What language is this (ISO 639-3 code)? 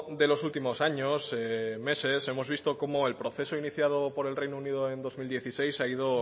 spa